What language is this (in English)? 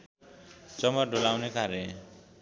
Nepali